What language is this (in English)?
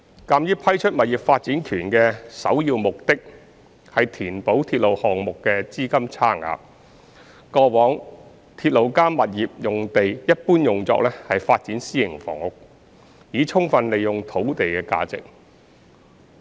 Cantonese